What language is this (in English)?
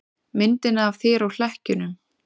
Icelandic